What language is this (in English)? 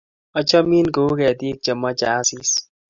Kalenjin